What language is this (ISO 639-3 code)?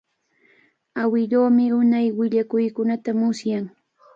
qvl